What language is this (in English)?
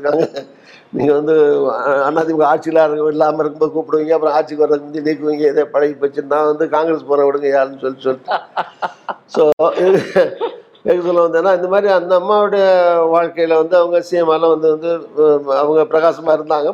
Tamil